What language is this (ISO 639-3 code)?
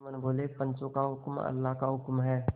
hin